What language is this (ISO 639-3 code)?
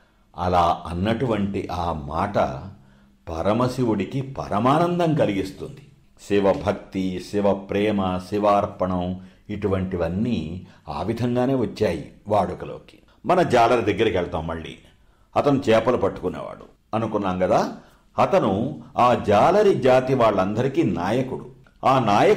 tel